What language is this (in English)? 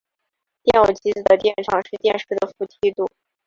Chinese